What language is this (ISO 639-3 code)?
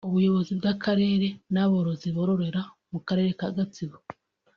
kin